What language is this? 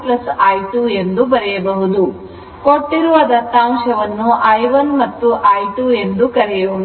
Kannada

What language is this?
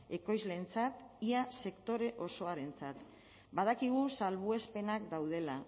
Basque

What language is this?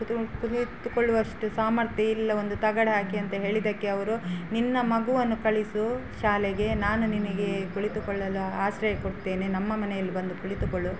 Kannada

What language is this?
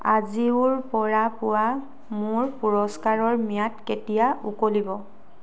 Assamese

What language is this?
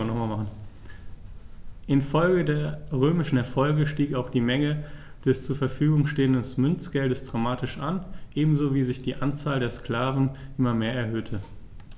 German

